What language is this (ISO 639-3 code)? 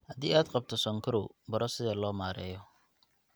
som